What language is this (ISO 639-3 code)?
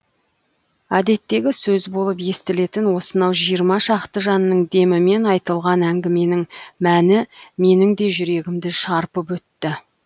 kaz